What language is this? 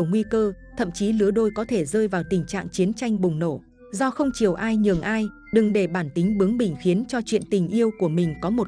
Vietnamese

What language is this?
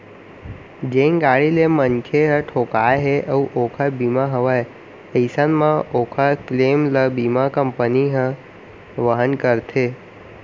Chhattisgarhi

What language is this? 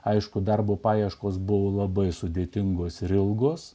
Lithuanian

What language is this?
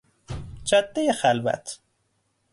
Persian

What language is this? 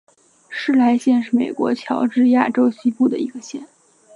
Chinese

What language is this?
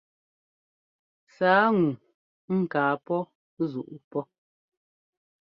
Ngomba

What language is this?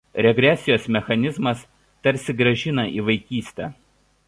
Lithuanian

